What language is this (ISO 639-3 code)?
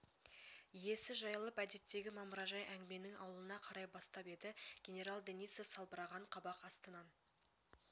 kaz